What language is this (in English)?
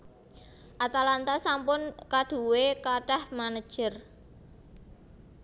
Javanese